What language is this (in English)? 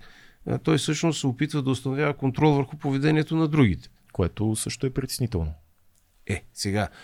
Bulgarian